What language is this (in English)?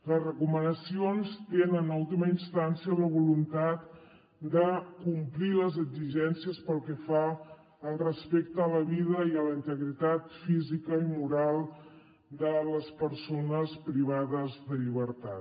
Catalan